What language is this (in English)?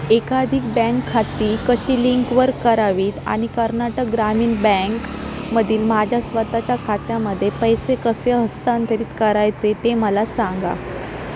Marathi